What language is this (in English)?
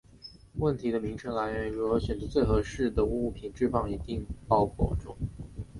Chinese